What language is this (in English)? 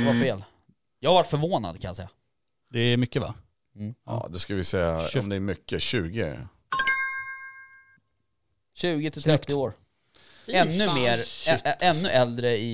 Swedish